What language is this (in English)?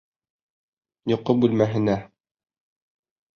Bashkir